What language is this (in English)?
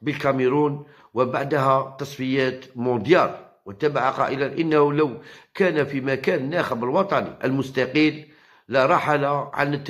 Arabic